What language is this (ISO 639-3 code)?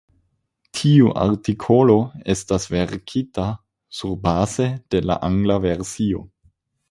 epo